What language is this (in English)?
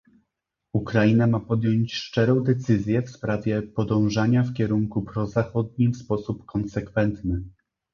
Polish